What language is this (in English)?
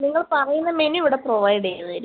Malayalam